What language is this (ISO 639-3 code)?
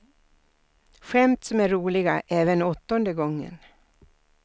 swe